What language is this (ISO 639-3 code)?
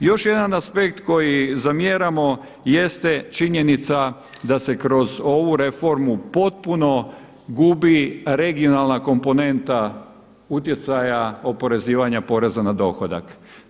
hrv